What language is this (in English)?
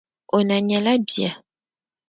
Dagbani